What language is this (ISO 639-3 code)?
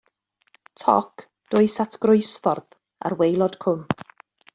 cym